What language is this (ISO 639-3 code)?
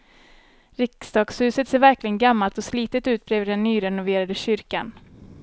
swe